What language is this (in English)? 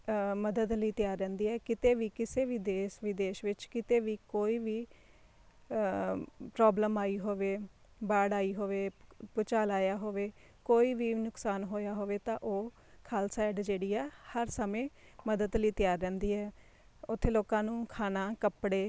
Punjabi